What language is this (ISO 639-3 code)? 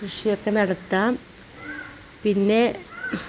mal